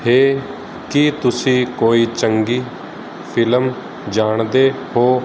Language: Punjabi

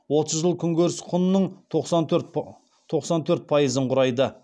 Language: Kazakh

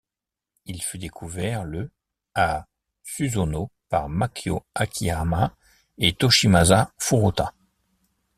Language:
French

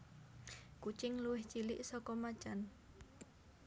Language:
Javanese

